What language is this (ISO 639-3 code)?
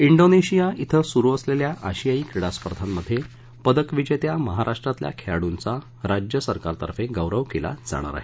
mar